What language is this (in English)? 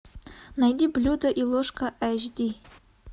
Russian